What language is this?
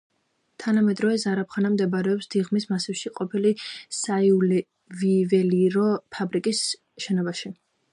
Georgian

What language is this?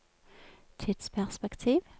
Norwegian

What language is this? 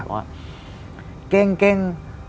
Thai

